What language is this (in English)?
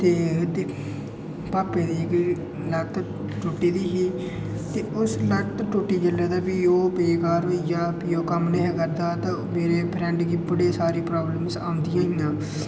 Dogri